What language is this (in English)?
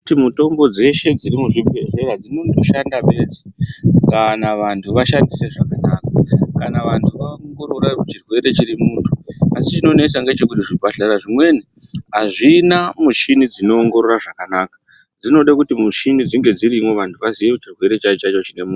Ndau